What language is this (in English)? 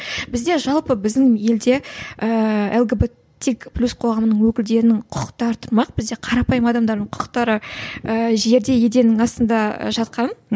Kazakh